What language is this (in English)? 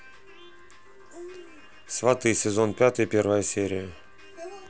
Russian